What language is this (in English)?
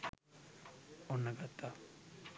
Sinhala